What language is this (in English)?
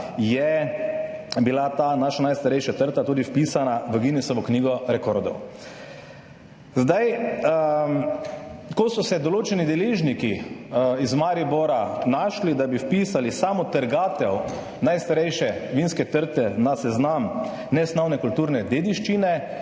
Slovenian